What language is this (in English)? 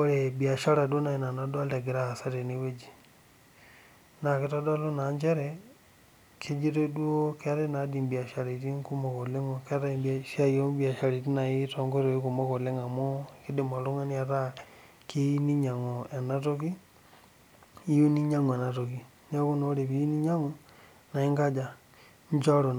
Masai